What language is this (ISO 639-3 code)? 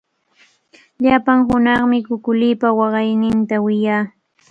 qvl